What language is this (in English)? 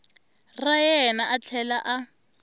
Tsonga